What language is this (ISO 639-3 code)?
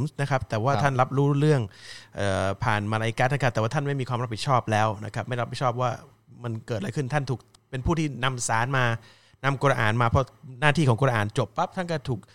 tha